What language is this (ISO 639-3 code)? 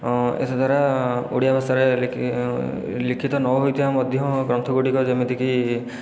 ori